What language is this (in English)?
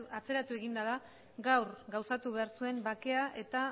Basque